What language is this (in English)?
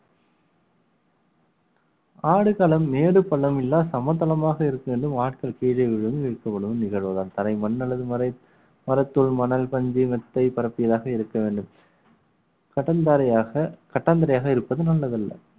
Tamil